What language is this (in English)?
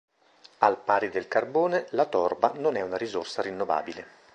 Italian